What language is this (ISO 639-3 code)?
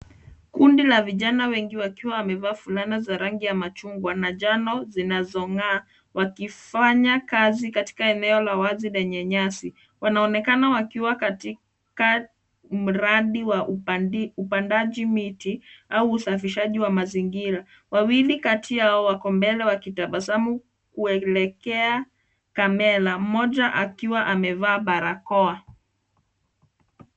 swa